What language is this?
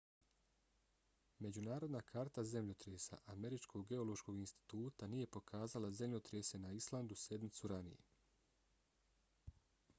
Bosnian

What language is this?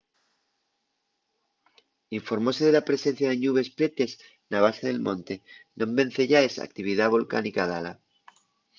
Asturian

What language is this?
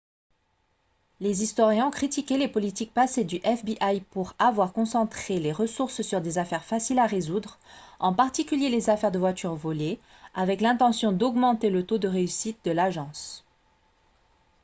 French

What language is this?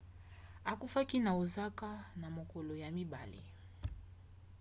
Lingala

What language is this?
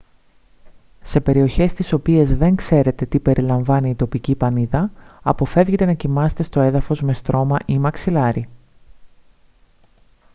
Greek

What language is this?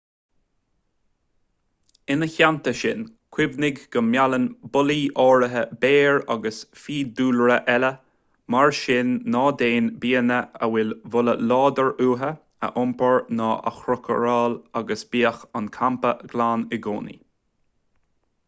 Irish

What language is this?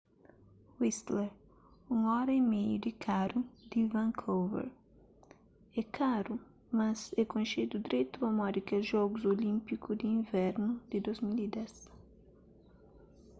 Kabuverdianu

